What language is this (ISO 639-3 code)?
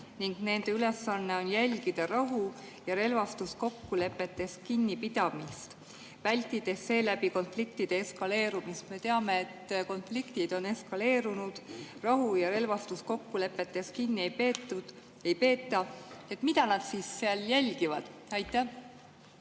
est